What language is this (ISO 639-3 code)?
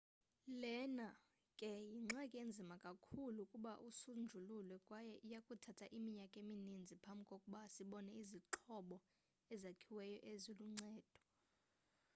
xho